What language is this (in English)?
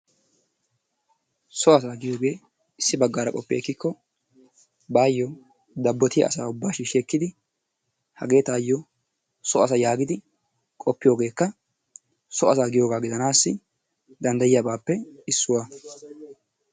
Wolaytta